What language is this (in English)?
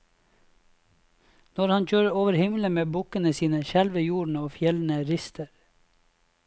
Norwegian